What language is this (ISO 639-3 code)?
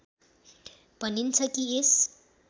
nep